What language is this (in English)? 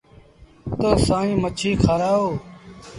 Sindhi Bhil